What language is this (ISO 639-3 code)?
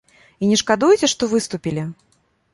bel